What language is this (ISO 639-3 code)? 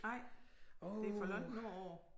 dan